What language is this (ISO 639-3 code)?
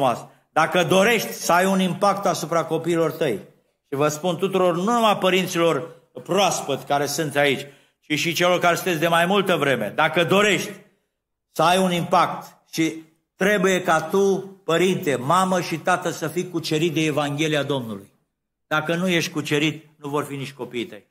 ron